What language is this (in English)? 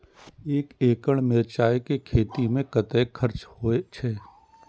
Maithili